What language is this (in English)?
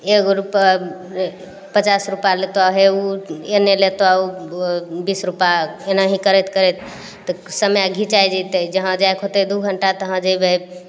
Maithili